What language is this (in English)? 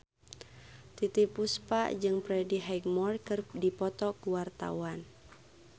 Sundanese